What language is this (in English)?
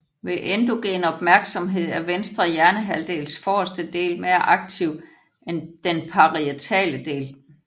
Danish